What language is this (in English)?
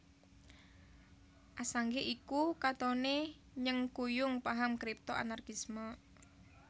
Javanese